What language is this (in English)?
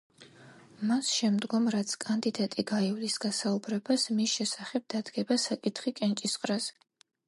Georgian